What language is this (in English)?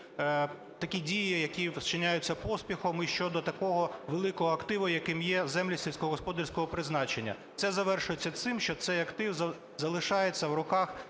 Ukrainian